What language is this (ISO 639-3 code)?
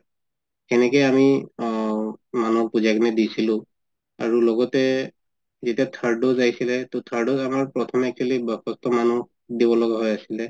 asm